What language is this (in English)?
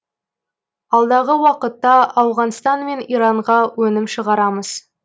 Kazakh